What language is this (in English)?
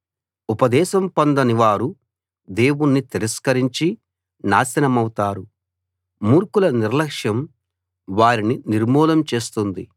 Telugu